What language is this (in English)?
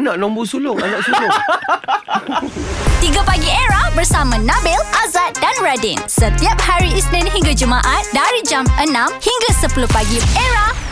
Malay